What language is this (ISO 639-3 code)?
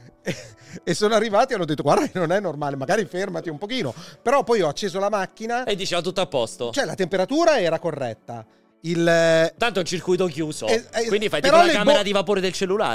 ita